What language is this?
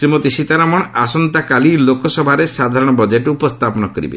Odia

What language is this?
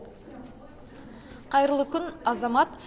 Kazakh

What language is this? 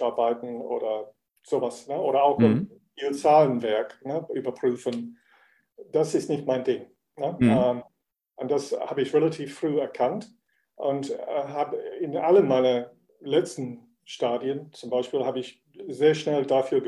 German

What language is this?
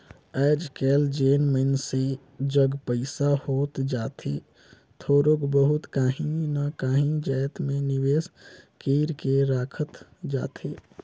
Chhattisgarhi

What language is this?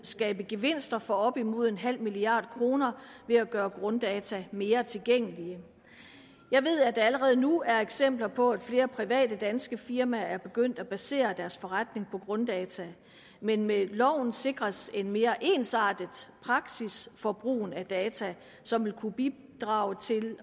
Danish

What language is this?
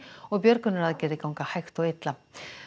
Icelandic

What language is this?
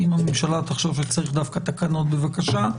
Hebrew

